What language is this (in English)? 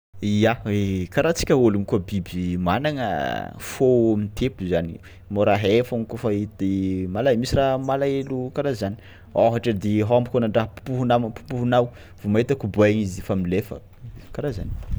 Tsimihety Malagasy